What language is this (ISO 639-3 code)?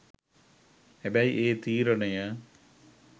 sin